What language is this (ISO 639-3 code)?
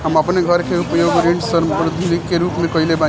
bho